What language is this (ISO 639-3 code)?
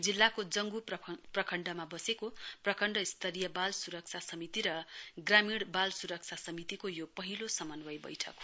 nep